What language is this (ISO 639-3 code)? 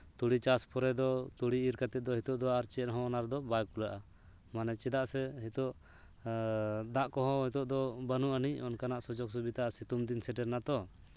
sat